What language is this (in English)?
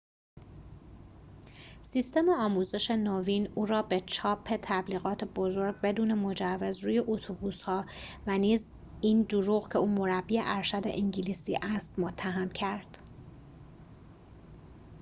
Persian